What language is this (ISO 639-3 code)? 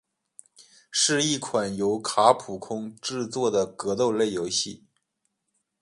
zho